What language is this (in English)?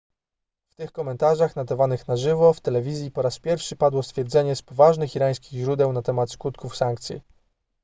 Polish